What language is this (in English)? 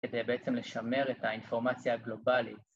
Hebrew